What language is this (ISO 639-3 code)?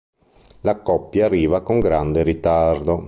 ita